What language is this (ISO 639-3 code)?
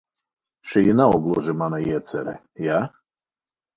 lav